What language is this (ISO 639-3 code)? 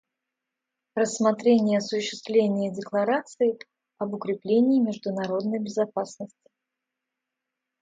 rus